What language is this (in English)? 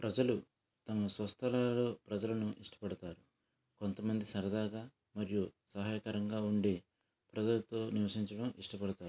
Telugu